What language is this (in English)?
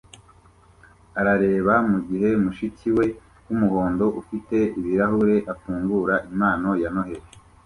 Kinyarwanda